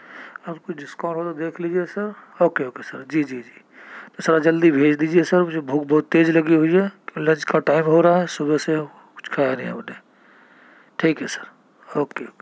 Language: Urdu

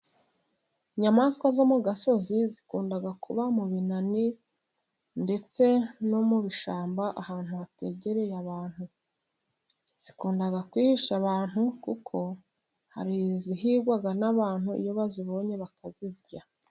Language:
Kinyarwanda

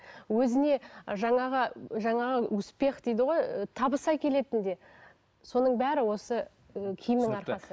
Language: Kazakh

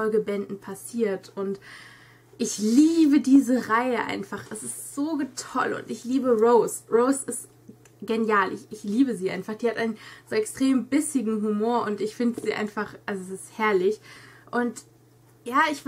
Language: German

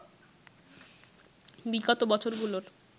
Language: Bangla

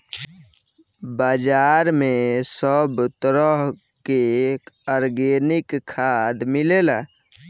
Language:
Bhojpuri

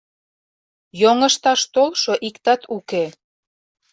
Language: Mari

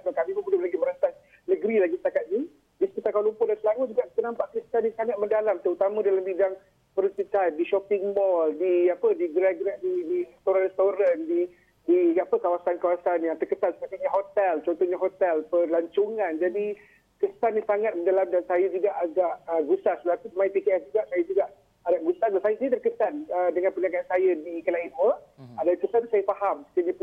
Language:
Malay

